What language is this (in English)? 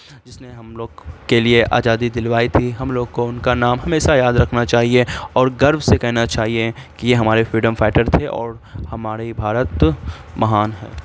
Urdu